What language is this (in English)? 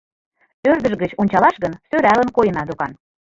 Mari